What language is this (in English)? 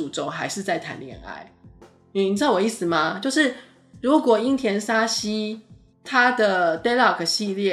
Chinese